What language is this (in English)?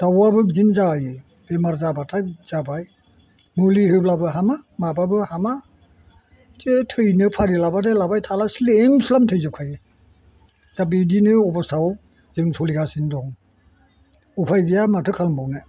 Bodo